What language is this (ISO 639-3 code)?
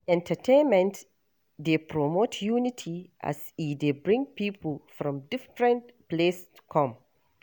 pcm